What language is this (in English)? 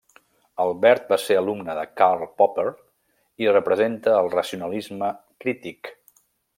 Catalan